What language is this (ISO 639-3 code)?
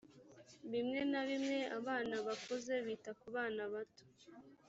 kin